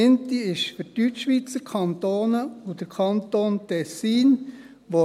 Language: Swiss German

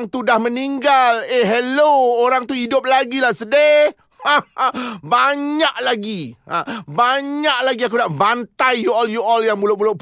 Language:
Malay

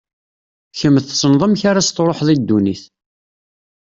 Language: Kabyle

